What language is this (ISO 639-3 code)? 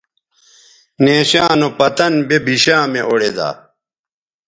btv